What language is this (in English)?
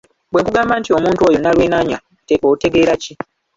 Ganda